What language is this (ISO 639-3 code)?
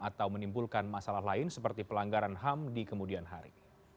ind